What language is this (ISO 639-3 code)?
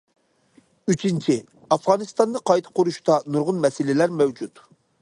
uig